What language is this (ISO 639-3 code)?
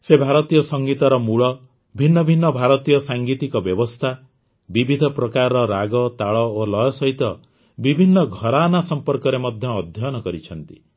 ori